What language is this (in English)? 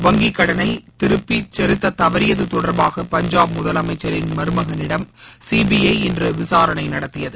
Tamil